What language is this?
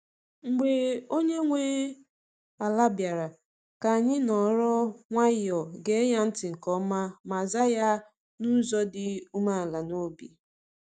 Igbo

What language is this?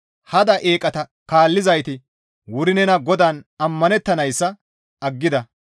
Gamo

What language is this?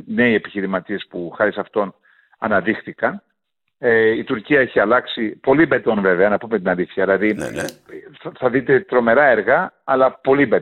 Greek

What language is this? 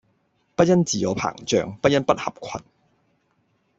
Cantonese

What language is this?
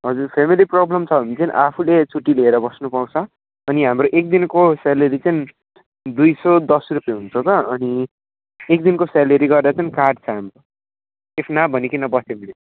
Nepali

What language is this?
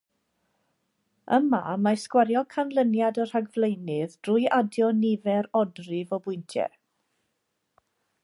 Welsh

